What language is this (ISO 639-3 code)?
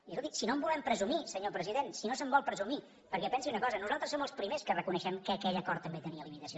cat